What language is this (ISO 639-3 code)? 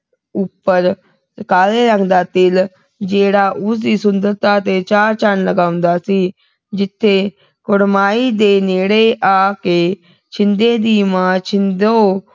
pan